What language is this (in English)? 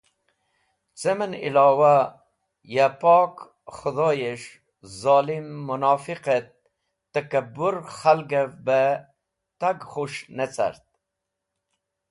Wakhi